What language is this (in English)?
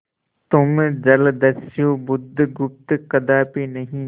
Hindi